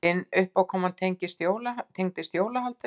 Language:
Icelandic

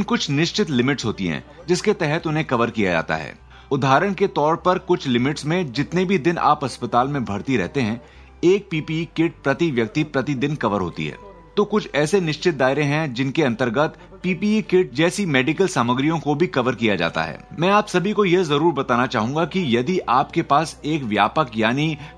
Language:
Hindi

